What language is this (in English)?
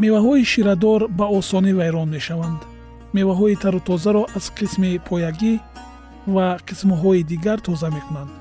Persian